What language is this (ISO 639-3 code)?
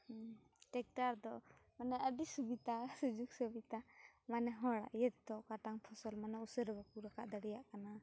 sat